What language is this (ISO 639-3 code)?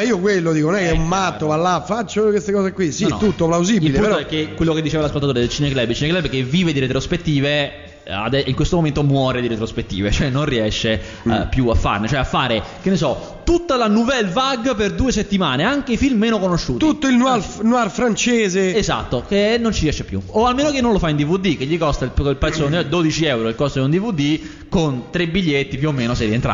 ita